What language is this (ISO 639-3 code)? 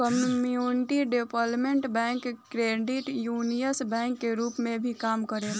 bho